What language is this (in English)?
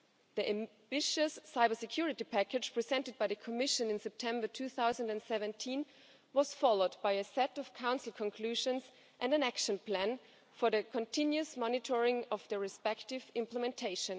English